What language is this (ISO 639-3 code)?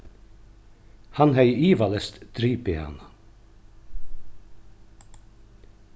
fao